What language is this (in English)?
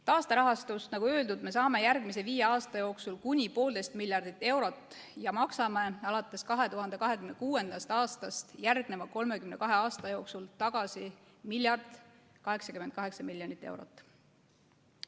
Estonian